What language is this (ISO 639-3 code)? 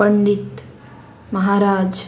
kok